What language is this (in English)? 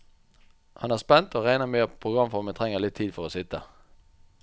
Norwegian